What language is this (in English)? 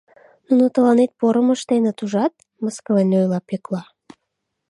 Mari